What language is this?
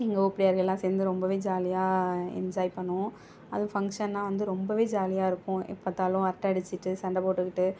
Tamil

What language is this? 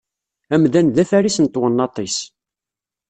Kabyle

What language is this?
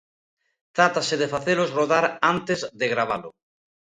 Galician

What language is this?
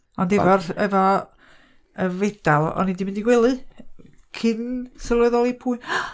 Welsh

